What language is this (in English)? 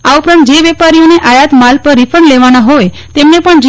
Gujarati